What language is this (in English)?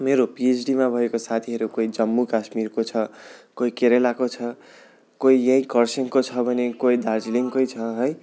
Nepali